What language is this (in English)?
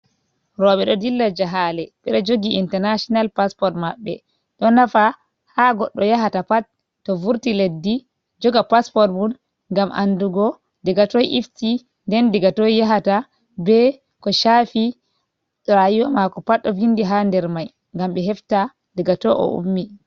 Fula